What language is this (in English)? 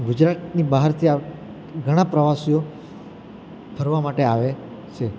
Gujarati